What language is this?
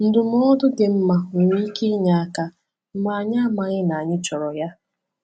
Igbo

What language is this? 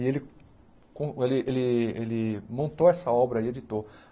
Portuguese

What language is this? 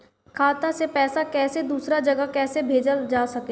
Bhojpuri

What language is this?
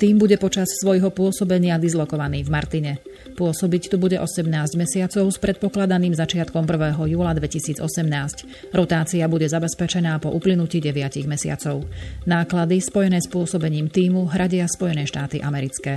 Slovak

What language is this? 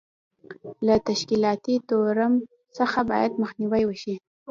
Pashto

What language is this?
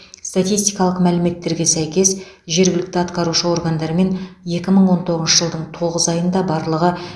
Kazakh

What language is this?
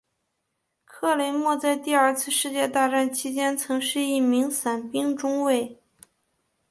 Chinese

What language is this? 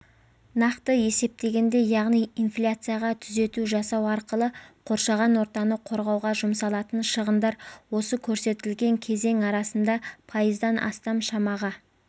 Kazakh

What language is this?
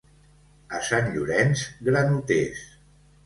Catalan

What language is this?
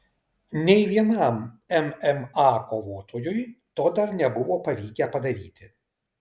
Lithuanian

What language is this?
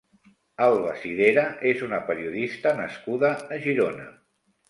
Catalan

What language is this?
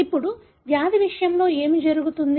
Telugu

